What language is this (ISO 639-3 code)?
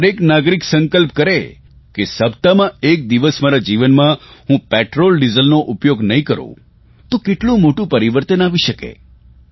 guj